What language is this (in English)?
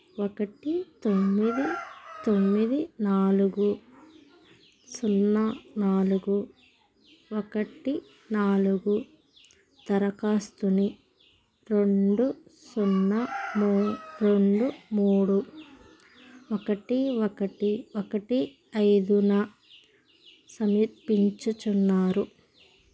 Telugu